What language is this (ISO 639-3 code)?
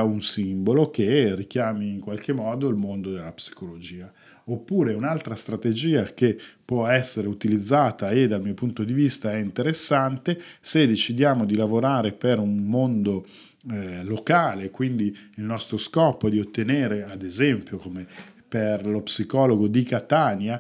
ita